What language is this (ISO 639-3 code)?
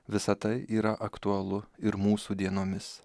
lit